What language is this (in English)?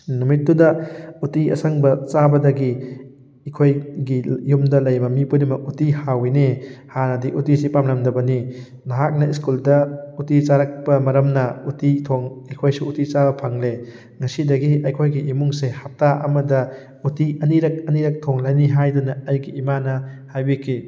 Manipuri